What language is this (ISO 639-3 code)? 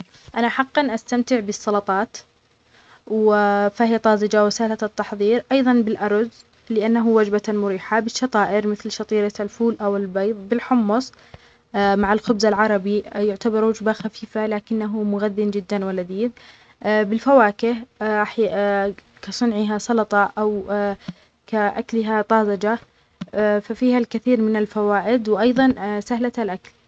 acx